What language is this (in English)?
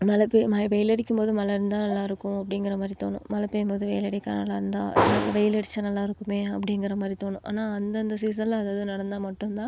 Tamil